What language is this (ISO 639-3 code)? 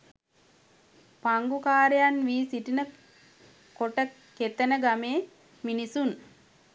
sin